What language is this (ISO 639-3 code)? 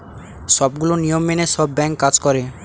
ben